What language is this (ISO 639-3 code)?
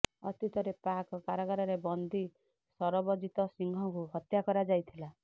ori